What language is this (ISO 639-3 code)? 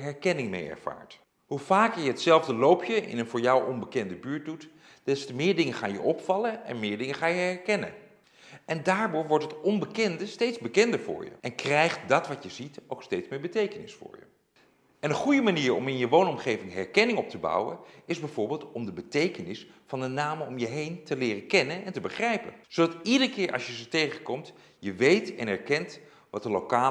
nld